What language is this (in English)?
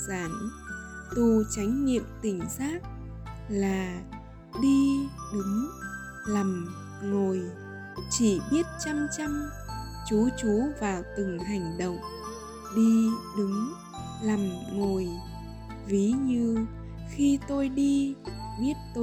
Vietnamese